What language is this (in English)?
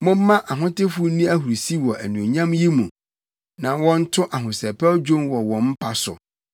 Akan